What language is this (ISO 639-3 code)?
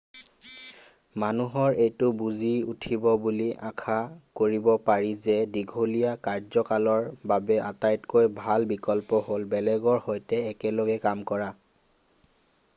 asm